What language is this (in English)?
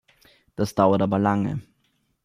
German